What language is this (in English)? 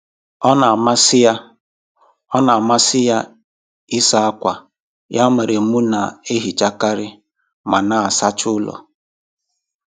Igbo